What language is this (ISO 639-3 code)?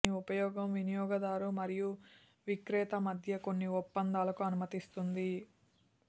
tel